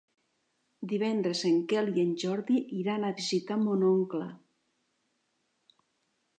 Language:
Catalan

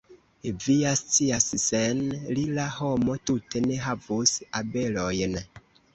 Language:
Esperanto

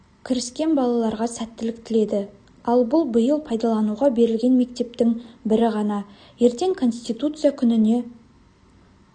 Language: Kazakh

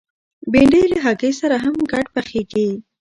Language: Pashto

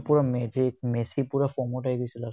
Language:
Assamese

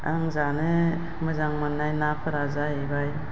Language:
Bodo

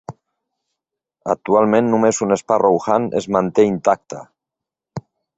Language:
Catalan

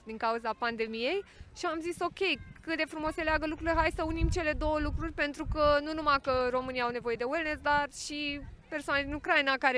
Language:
Romanian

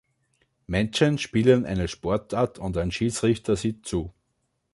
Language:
German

